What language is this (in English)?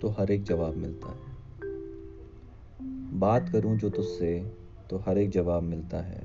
Hindi